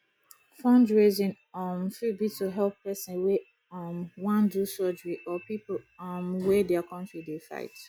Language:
Nigerian Pidgin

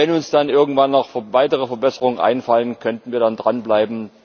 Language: German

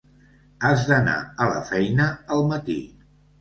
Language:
Catalan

